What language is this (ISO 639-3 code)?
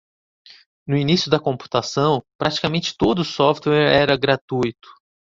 por